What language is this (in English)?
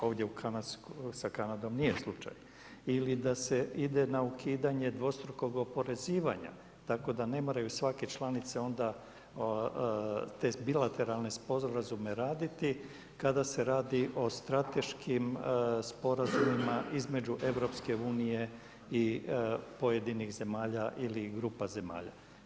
Croatian